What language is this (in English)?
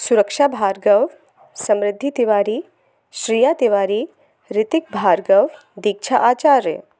Hindi